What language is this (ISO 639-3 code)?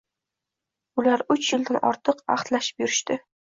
uzb